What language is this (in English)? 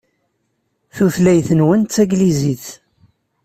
Kabyle